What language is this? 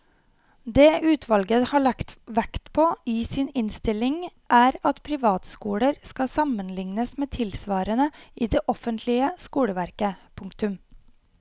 Norwegian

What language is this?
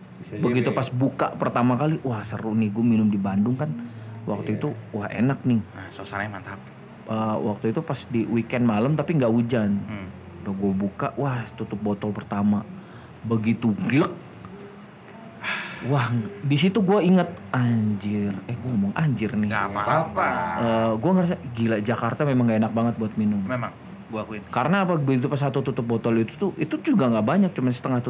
Indonesian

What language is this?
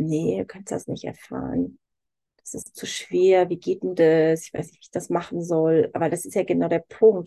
German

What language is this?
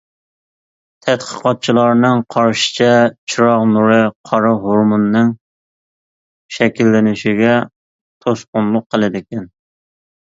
Uyghur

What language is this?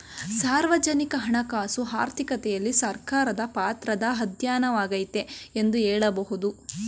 Kannada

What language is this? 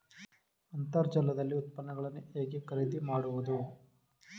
Kannada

